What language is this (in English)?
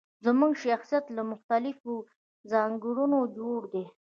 Pashto